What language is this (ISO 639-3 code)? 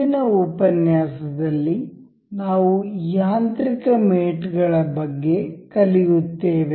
kan